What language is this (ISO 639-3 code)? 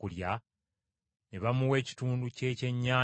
lug